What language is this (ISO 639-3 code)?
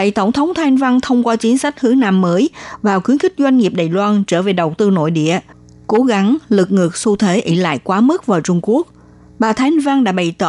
vie